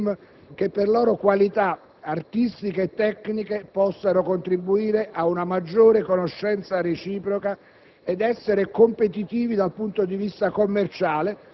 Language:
Italian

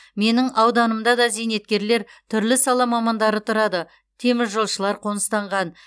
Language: Kazakh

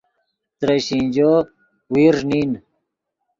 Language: Yidgha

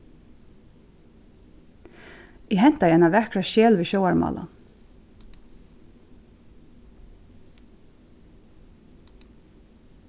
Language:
Faroese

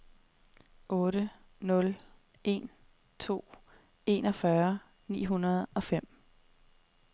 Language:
Danish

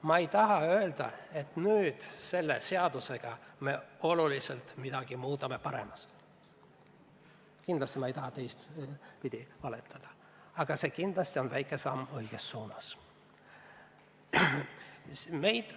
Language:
Estonian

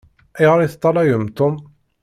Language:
Kabyle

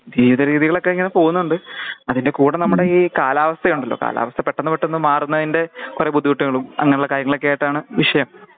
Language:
Malayalam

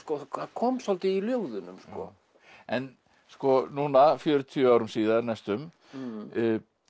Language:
Icelandic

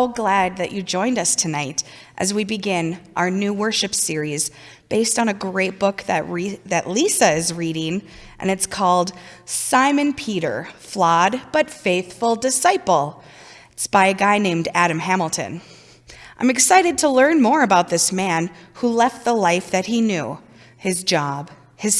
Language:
English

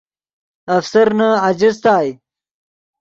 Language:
Yidgha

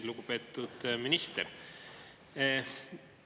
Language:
Estonian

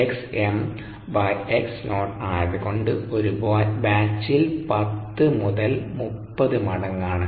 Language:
Malayalam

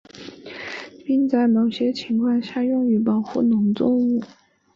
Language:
Chinese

